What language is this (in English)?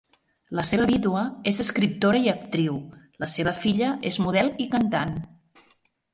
Catalan